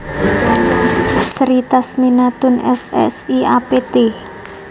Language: Javanese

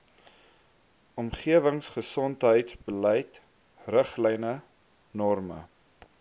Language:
Afrikaans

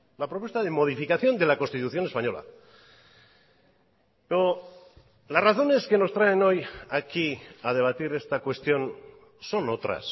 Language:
Spanish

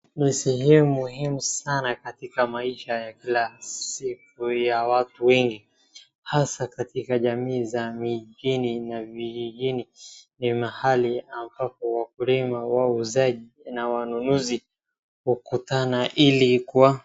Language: Swahili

